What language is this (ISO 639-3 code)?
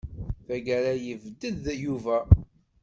kab